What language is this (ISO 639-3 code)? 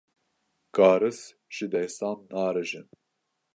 kur